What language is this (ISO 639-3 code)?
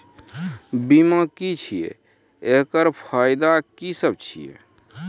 mai